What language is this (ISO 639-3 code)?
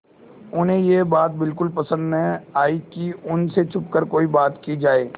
hin